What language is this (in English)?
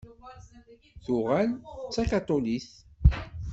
Kabyle